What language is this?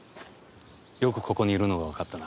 Japanese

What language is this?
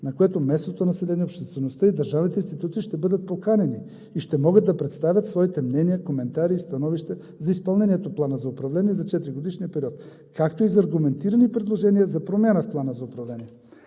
Bulgarian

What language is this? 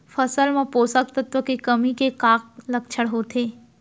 Chhattisgarhi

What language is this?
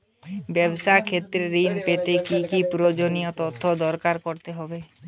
Bangla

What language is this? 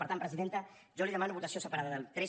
Catalan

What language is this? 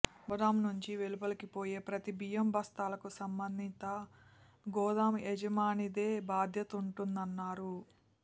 Telugu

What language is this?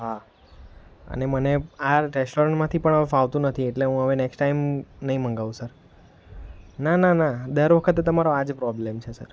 Gujarati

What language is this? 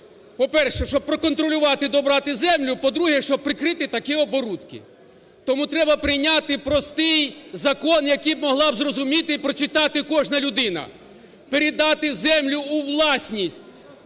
Ukrainian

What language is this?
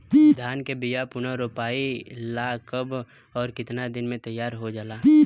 Bhojpuri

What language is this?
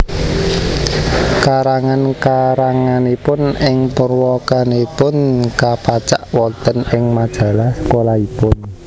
Javanese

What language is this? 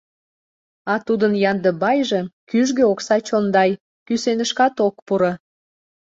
Mari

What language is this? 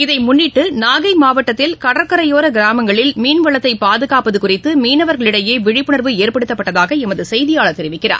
Tamil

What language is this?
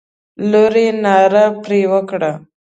Pashto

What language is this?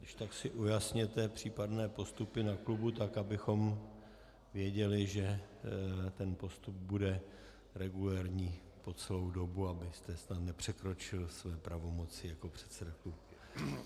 Czech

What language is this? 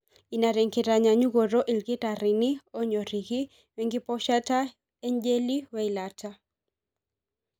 Masai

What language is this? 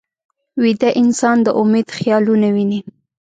Pashto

